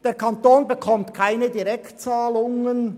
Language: Swiss German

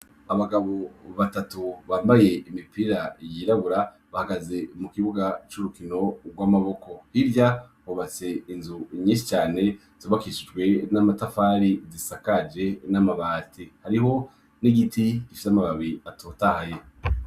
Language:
Rundi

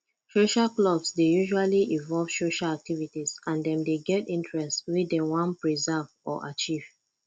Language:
Nigerian Pidgin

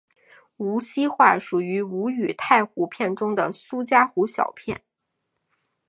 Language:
Chinese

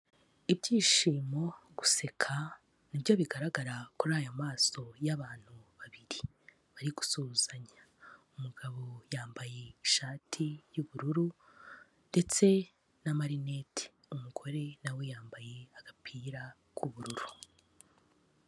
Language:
Kinyarwanda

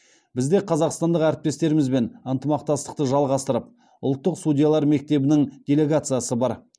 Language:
Kazakh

